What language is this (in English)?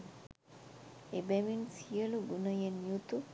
Sinhala